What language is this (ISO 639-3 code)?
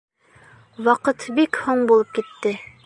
bak